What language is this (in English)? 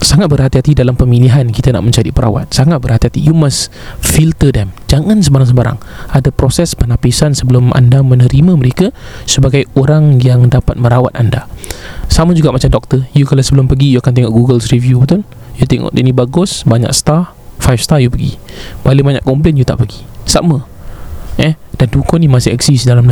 Malay